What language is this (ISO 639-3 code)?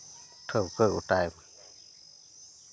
sat